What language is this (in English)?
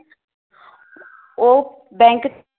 Punjabi